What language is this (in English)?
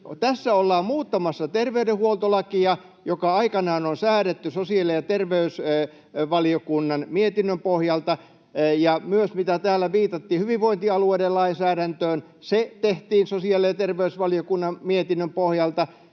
Finnish